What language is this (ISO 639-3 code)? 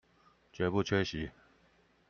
zho